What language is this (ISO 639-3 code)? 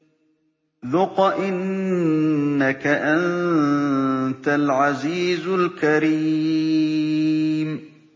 ara